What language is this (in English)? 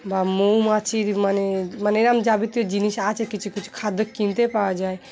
Bangla